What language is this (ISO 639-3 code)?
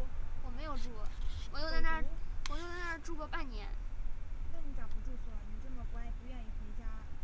zho